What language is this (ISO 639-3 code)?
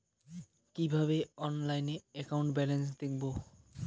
ben